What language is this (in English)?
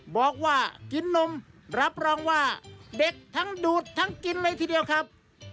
Thai